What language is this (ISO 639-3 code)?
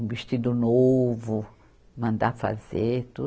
por